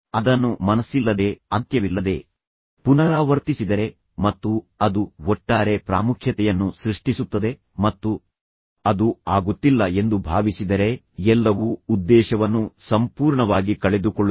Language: Kannada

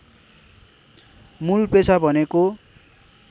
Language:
Nepali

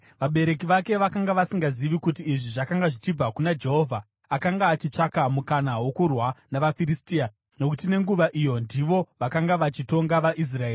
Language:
Shona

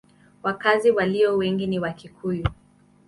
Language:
Swahili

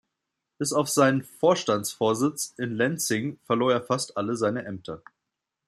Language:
German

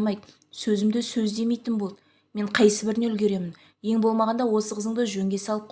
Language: Turkish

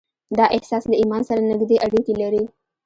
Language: Pashto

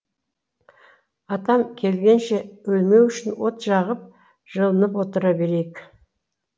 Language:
Kazakh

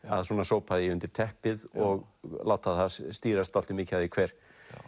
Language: Icelandic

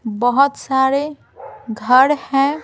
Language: Hindi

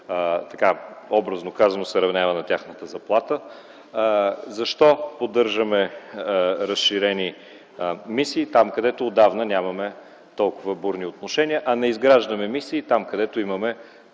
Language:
Bulgarian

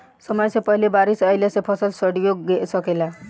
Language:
Bhojpuri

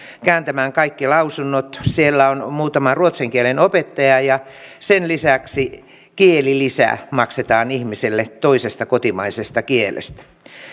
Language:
Finnish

